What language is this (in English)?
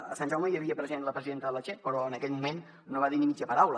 Catalan